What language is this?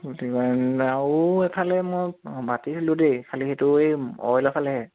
Assamese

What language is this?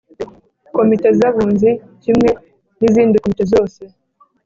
Kinyarwanda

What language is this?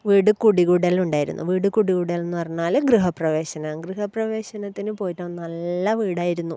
Malayalam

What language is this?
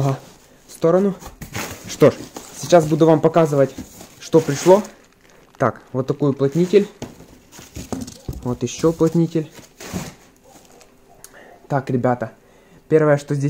Russian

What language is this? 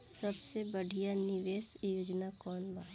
Bhojpuri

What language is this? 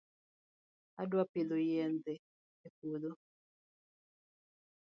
Luo (Kenya and Tanzania)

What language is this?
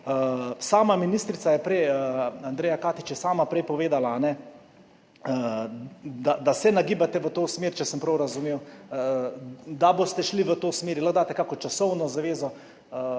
Slovenian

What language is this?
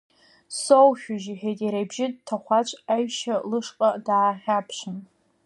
Abkhazian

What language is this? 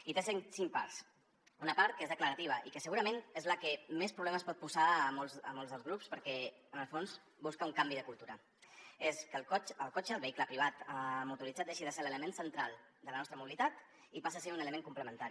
Catalan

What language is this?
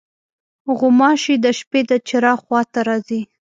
Pashto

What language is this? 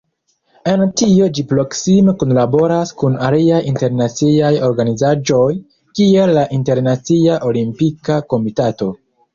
Esperanto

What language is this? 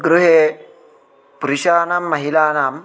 Sanskrit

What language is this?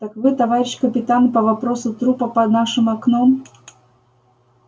Russian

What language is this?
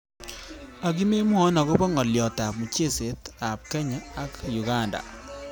Kalenjin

